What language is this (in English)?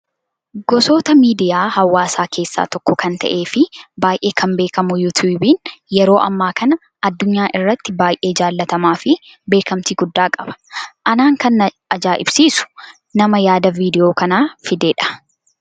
Oromo